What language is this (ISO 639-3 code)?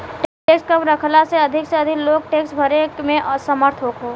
bho